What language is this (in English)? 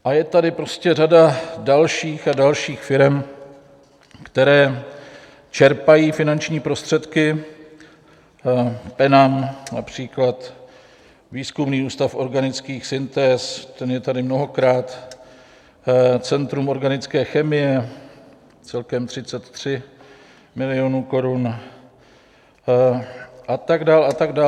Czech